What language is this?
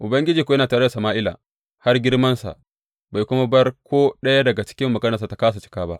Hausa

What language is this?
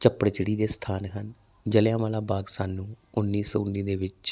Punjabi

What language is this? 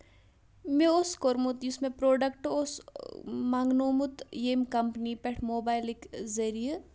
Kashmiri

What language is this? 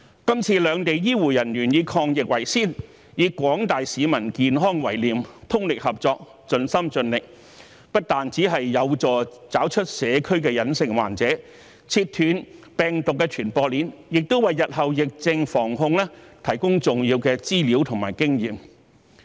Cantonese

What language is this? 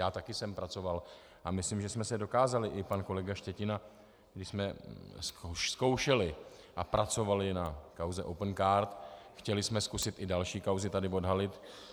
Czech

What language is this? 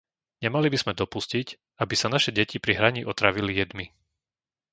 Slovak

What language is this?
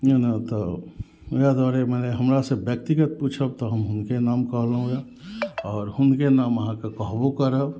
Maithili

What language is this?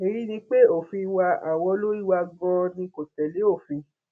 Yoruba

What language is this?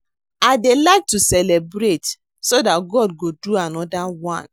Nigerian Pidgin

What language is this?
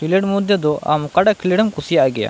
Santali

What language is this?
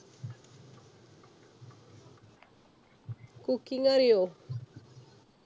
Malayalam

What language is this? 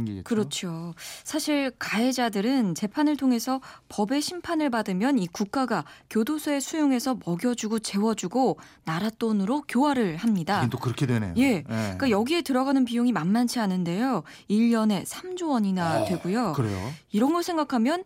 Korean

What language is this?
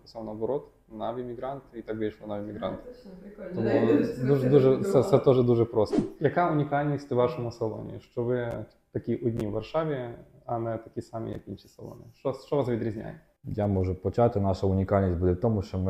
Ukrainian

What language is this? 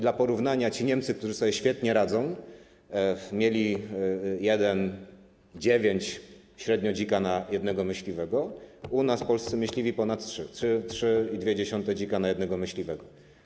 Polish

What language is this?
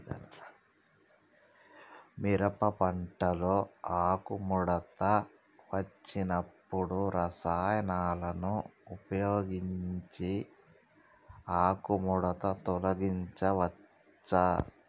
Telugu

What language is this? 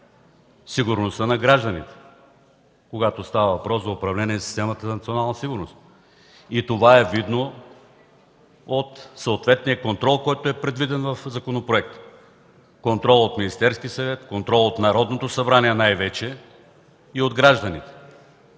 Bulgarian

